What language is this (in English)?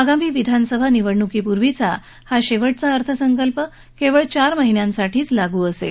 Marathi